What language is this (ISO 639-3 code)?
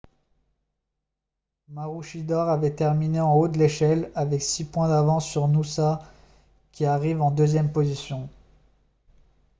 fra